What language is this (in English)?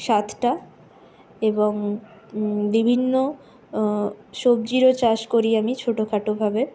Bangla